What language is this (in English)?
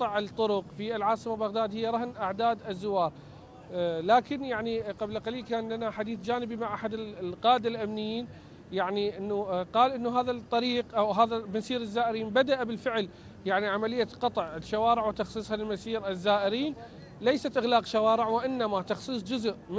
Arabic